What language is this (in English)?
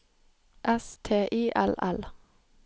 Norwegian